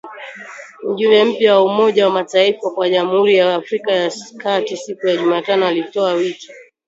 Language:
Swahili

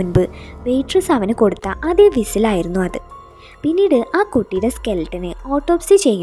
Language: Arabic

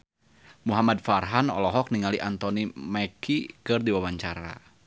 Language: Sundanese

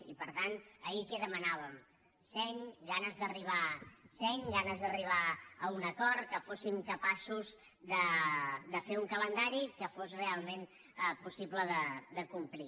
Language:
Catalan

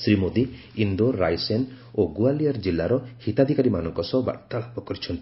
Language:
Odia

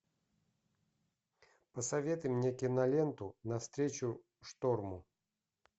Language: Russian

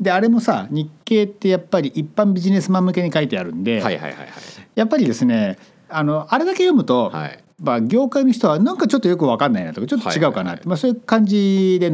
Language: Japanese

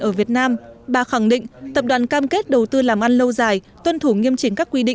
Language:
Vietnamese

